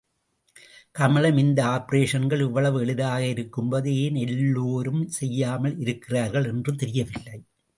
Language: Tamil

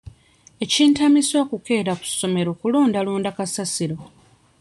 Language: Ganda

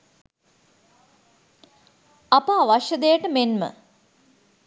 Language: Sinhala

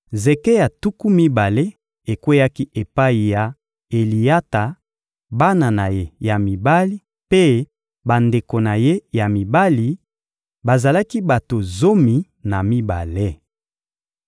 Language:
Lingala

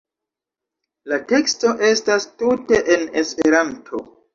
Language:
Esperanto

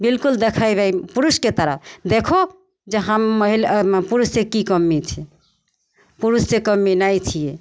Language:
Maithili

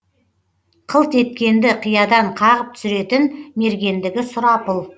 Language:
Kazakh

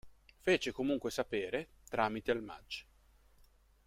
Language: Italian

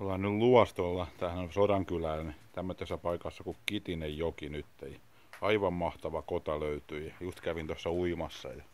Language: Finnish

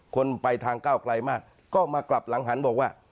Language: Thai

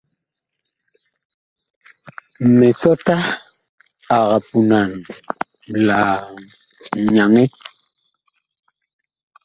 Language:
Bakoko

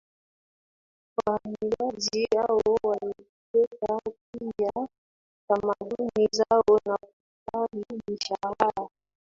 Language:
Swahili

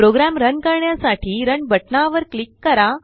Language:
Marathi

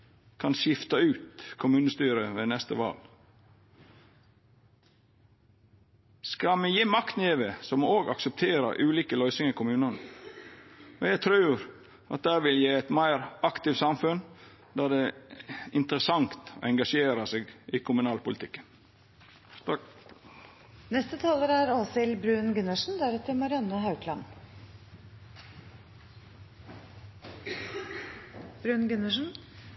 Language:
Norwegian Nynorsk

